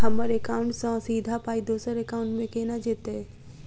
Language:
Maithili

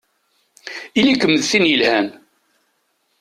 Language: Kabyle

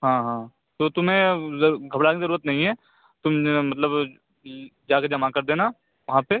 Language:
Urdu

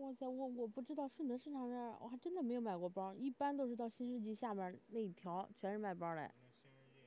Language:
Chinese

